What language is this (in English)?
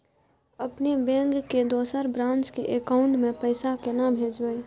Maithili